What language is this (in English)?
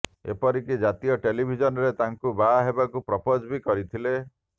Odia